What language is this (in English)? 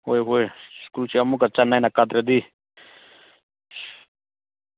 Manipuri